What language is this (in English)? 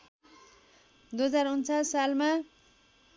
Nepali